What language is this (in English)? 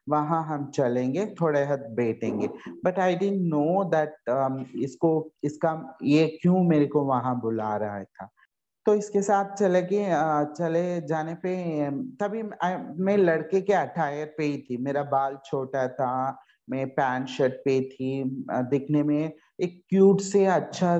Hindi